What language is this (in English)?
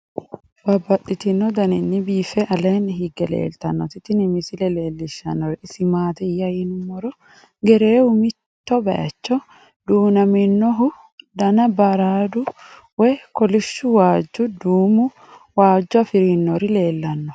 Sidamo